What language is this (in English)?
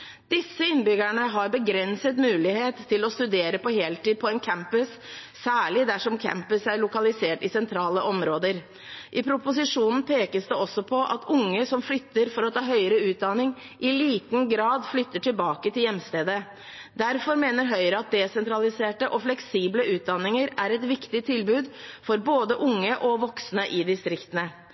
Norwegian Bokmål